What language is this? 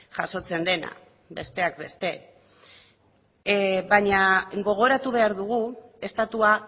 Basque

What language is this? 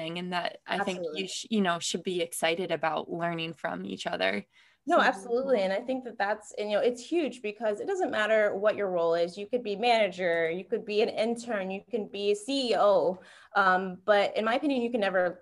English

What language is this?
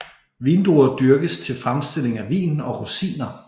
Danish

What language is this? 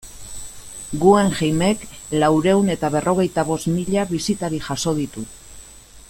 Basque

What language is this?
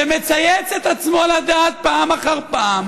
Hebrew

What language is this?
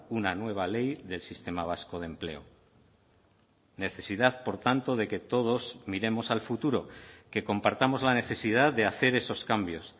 Spanish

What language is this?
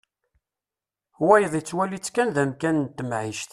Kabyle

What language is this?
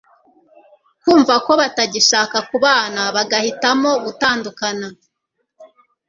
Kinyarwanda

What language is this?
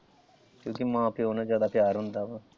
Punjabi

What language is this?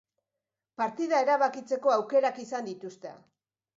Basque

